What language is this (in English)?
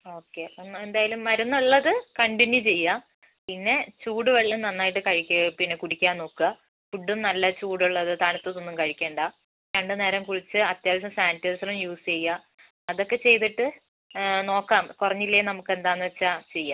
Malayalam